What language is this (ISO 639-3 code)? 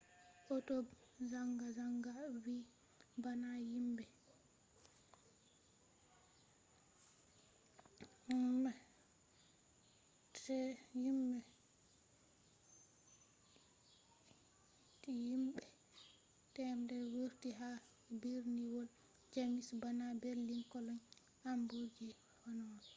ful